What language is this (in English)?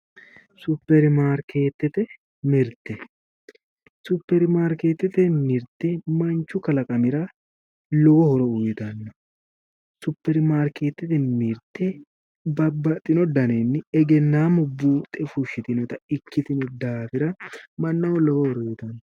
Sidamo